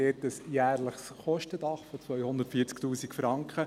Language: Swiss German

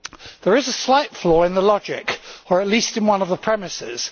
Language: English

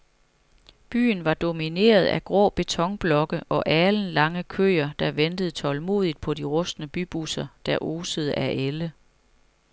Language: Danish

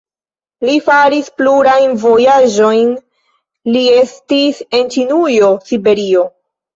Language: Esperanto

